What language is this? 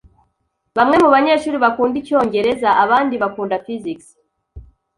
Kinyarwanda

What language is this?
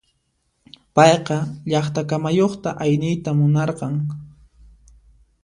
Puno Quechua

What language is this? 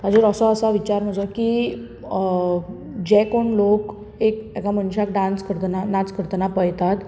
Konkani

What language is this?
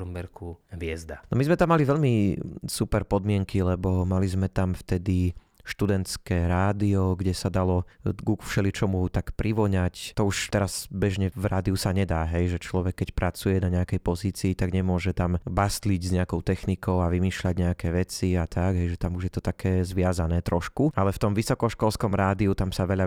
Slovak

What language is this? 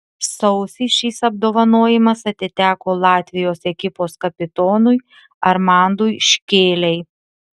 Lithuanian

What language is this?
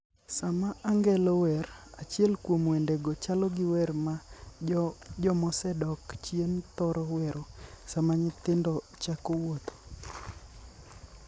Luo (Kenya and Tanzania)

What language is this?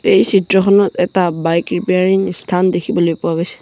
Assamese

